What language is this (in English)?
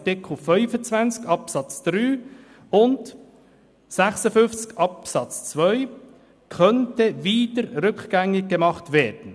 Swiss German